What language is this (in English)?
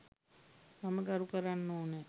Sinhala